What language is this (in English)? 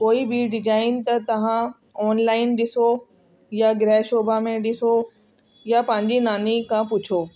Sindhi